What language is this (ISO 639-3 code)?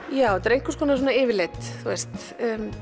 isl